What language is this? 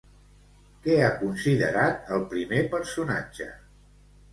Catalan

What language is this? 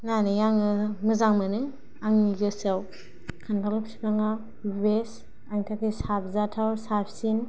Bodo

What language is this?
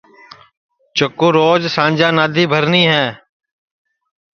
Sansi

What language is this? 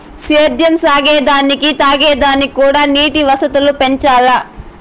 Telugu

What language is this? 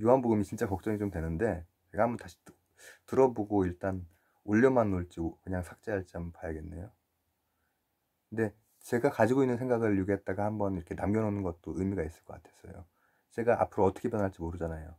Korean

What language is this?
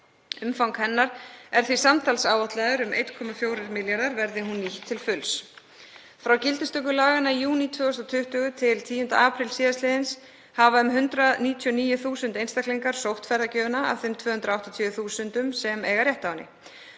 Icelandic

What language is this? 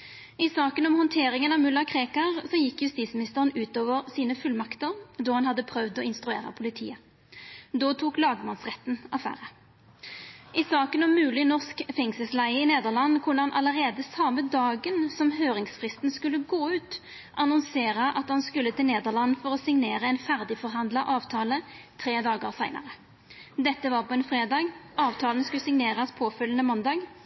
Norwegian Nynorsk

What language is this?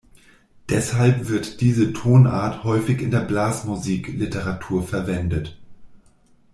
German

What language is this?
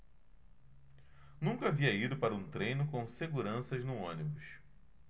Portuguese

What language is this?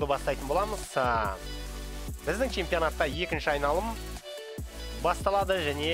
Russian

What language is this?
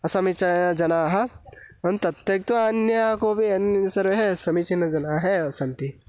Sanskrit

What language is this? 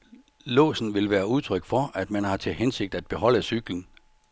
Danish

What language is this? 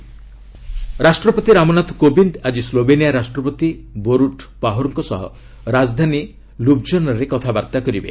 Odia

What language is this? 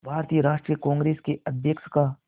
Hindi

